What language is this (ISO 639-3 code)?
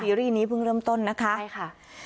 tha